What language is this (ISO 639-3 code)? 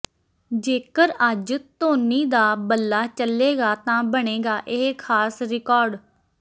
pan